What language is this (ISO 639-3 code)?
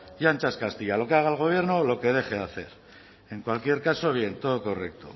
spa